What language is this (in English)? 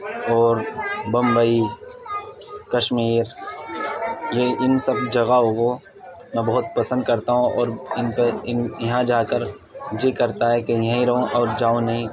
Urdu